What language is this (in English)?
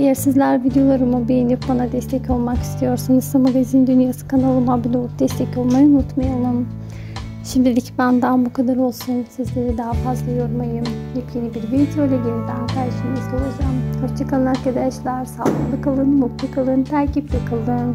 Turkish